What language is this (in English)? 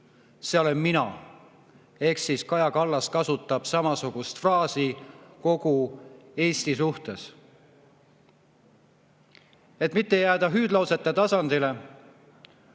Estonian